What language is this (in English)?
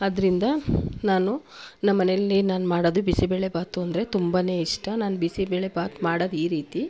Kannada